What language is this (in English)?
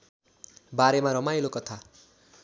Nepali